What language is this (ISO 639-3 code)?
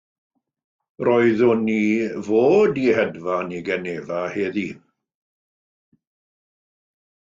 cym